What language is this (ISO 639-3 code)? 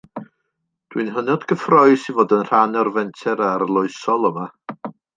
cym